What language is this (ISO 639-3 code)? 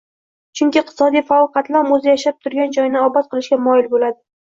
uzb